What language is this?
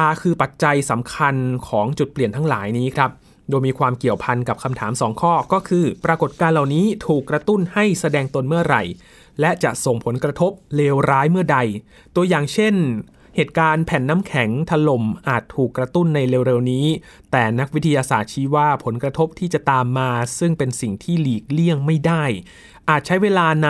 Thai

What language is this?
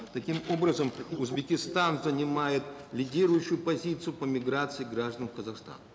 Kazakh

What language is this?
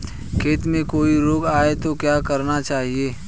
Hindi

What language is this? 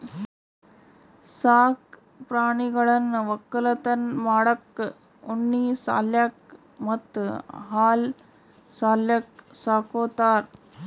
Kannada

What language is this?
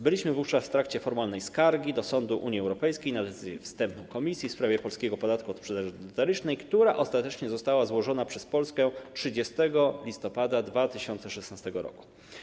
Polish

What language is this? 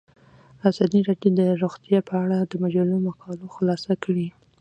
Pashto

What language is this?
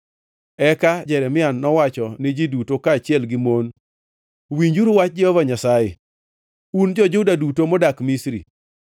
Luo (Kenya and Tanzania)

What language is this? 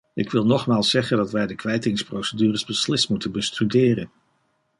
Dutch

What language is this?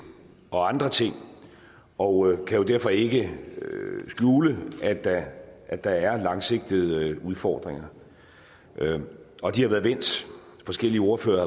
Danish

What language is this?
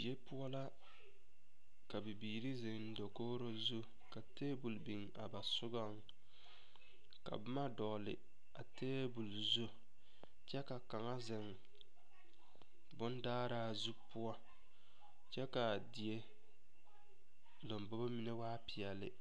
Southern Dagaare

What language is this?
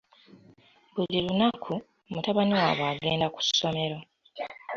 Ganda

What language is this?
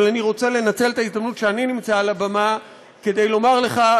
Hebrew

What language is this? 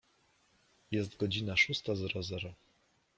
Polish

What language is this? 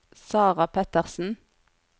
Norwegian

